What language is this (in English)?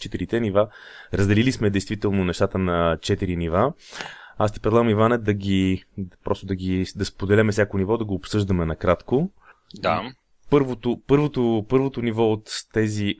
Bulgarian